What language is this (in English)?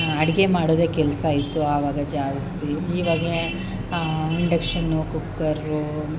Kannada